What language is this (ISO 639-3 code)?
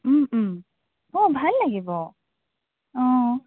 asm